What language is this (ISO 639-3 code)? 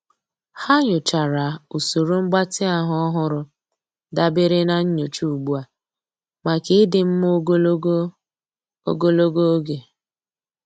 ibo